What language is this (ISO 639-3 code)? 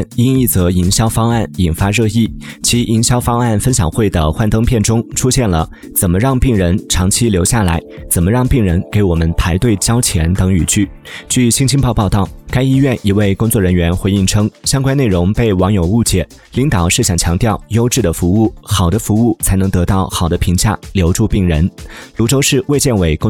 zho